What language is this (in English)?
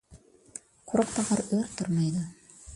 Uyghur